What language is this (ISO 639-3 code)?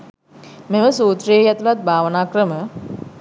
sin